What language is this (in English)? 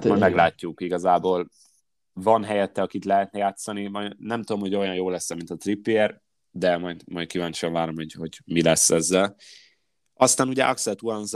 Hungarian